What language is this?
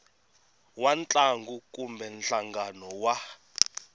Tsonga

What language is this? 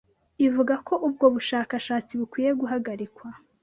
Kinyarwanda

